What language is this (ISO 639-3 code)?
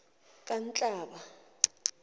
zul